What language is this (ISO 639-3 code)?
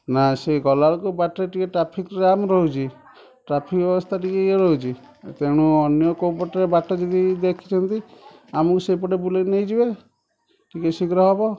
ori